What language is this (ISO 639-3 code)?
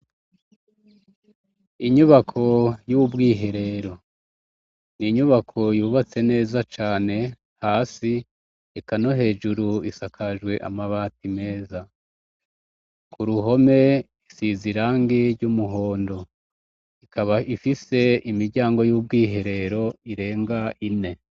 run